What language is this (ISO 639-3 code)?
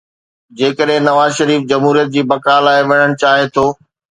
snd